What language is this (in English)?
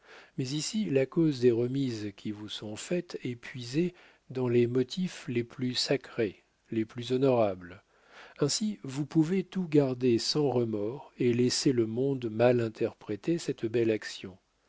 French